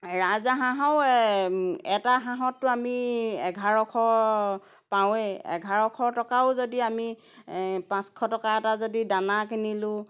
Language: Assamese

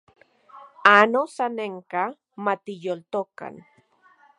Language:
Central Puebla Nahuatl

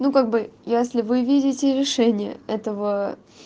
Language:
Russian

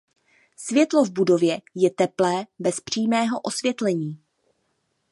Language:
Czech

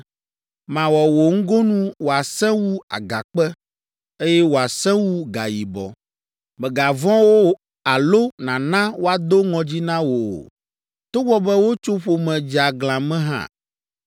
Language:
Ewe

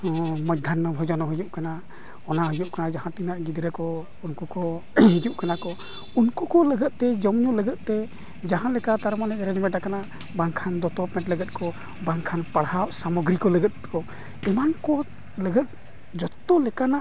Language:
Santali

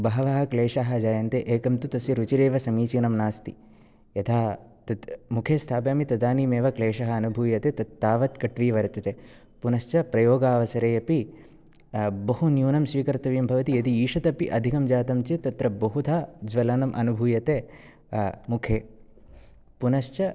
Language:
Sanskrit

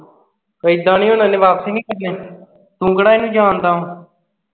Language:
Punjabi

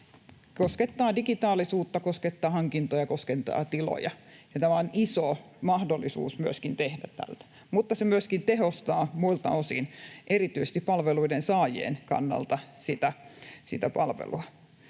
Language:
Finnish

